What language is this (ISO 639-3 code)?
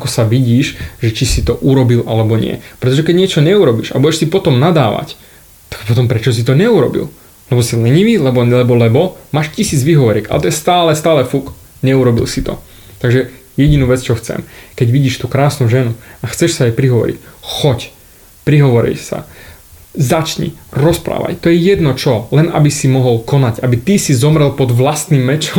slk